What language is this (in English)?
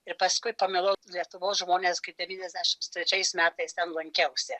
Lithuanian